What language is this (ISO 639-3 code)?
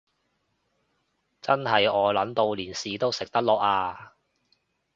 yue